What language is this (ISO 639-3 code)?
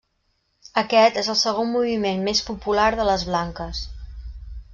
cat